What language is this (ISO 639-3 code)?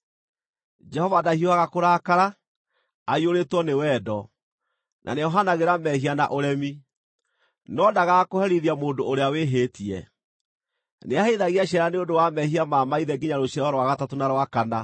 kik